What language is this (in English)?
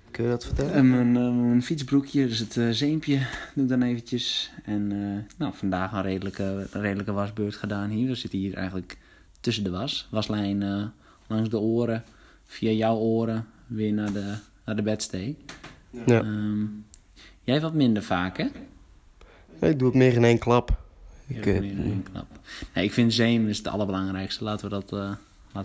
Dutch